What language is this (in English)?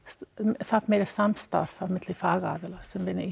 Icelandic